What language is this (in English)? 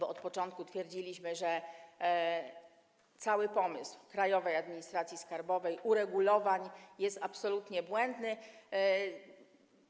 Polish